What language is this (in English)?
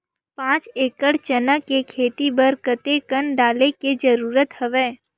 Chhattisgarhi